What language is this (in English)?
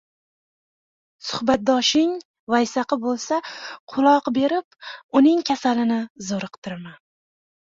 Uzbek